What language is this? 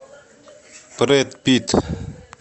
Russian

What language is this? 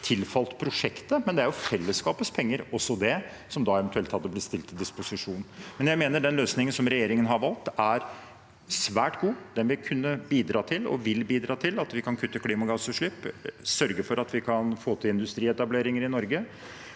Norwegian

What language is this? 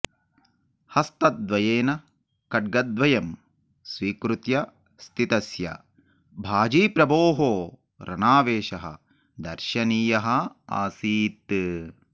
Sanskrit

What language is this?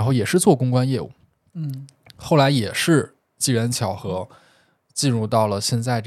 Chinese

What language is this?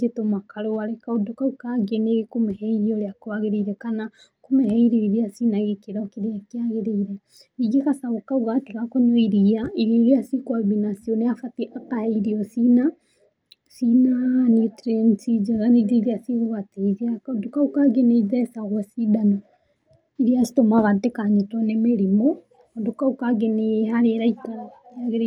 Kikuyu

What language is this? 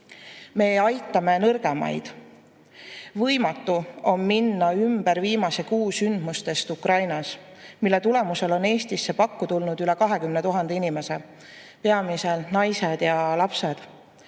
Estonian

